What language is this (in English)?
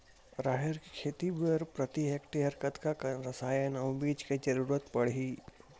Chhattisgarhi